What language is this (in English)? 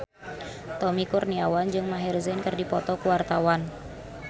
Sundanese